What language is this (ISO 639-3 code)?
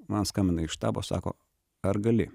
lit